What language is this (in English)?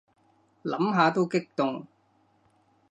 Cantonese